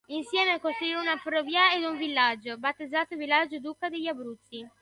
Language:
Italian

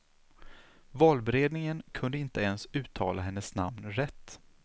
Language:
Swedish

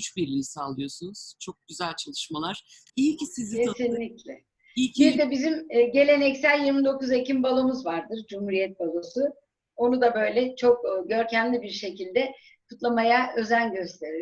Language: Turkish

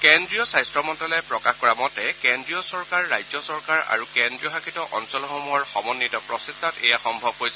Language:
Assamese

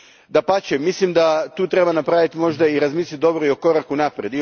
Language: Croatian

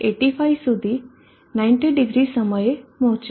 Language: Gujarati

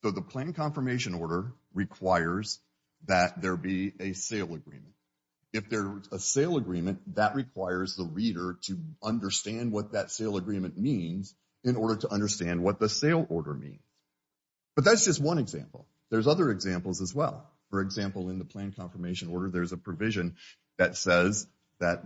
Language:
English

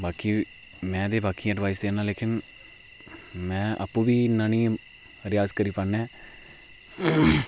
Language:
Dogri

